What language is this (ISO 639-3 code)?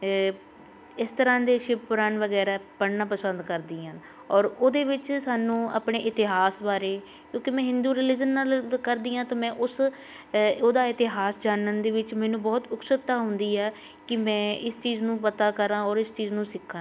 pan